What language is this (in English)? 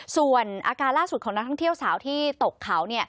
Thai